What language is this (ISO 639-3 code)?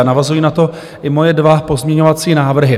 ces